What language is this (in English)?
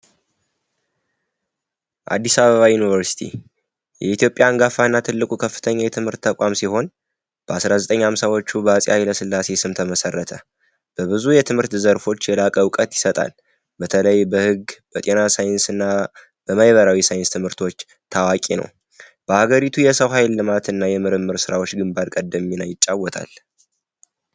Amharic